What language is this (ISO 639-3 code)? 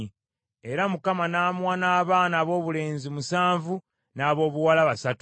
lug